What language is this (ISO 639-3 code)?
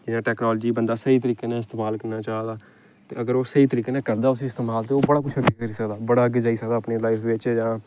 doi